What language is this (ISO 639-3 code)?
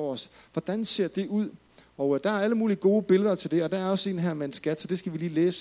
dan